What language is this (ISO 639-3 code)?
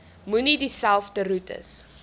afr